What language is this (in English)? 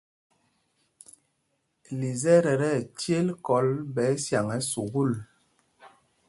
Mpumpong